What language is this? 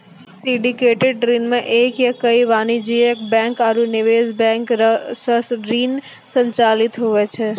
Maithili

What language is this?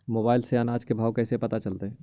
Magahi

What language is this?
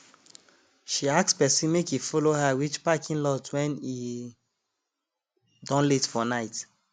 Nigerian Pidgin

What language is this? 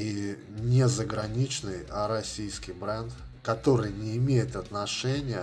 Russian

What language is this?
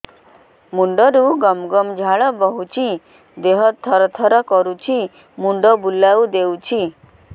Odia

